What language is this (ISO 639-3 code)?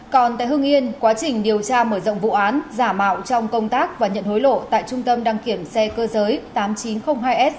vie